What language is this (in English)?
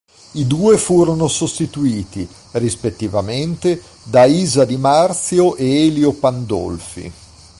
Italian